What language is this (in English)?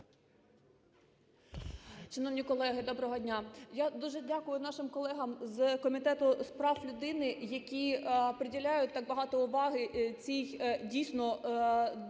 Ukrainian